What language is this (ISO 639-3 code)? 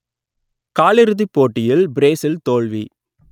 tam